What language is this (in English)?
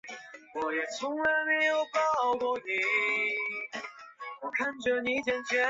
Chinese